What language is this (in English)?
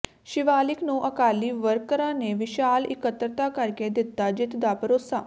Punjabi